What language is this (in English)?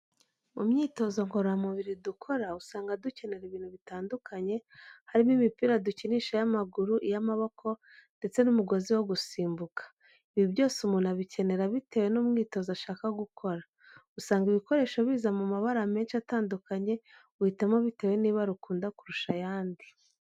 Kinyarwanda